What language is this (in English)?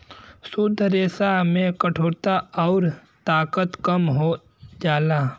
Bhojpuri